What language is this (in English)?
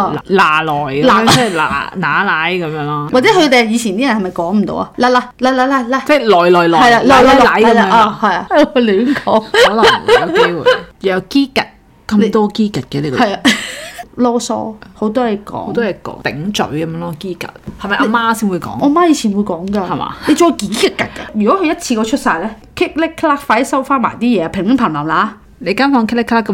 Chinese